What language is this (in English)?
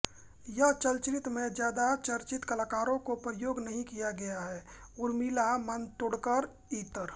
Hindi